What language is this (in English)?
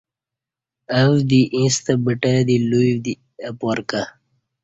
Kati